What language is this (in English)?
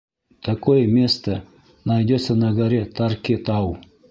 Bashkir